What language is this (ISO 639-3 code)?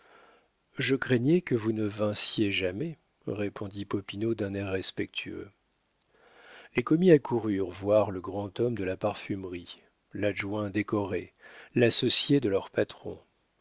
fra